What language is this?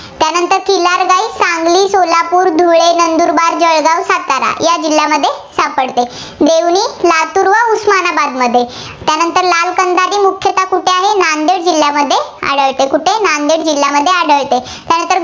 Marathi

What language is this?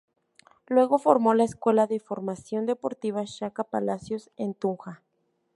Spanish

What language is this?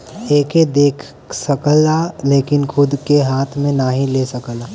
Bhojpuri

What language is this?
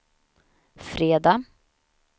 Swedish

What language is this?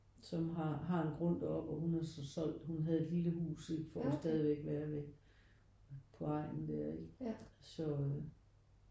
Danish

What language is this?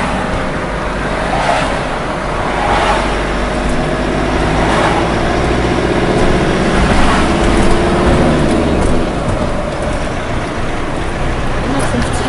German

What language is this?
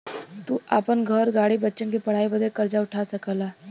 Bhojpuri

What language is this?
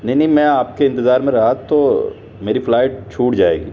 Urdu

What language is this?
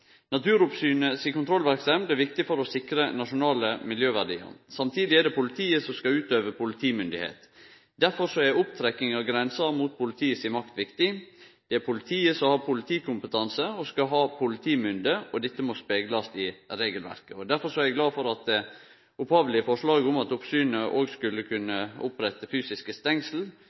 Norwegian Nynorsk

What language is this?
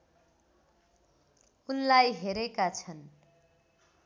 Nepali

